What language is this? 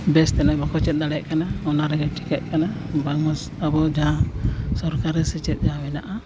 Santali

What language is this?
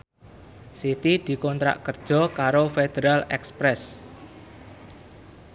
Javanese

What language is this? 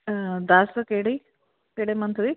Punjabi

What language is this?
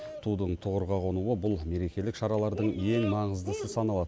Kazakh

